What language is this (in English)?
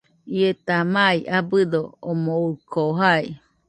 Nüpode Huitoto